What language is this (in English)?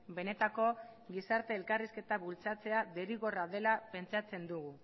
Basque